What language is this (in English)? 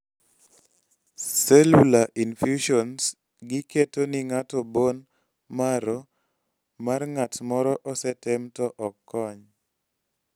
Luo (Kenya and Tanzania)